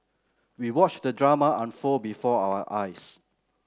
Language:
English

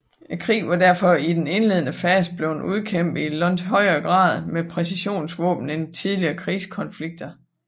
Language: Danish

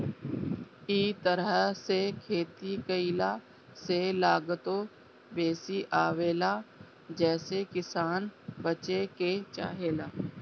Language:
Bhojpuri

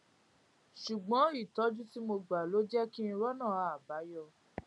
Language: Yoruba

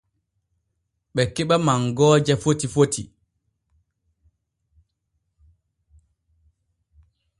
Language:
Borgu Fulfulde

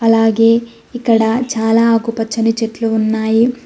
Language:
Telugu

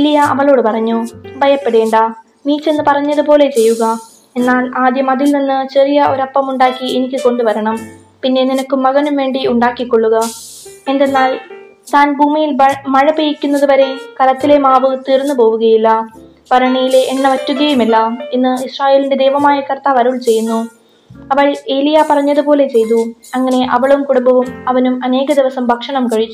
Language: Malayalam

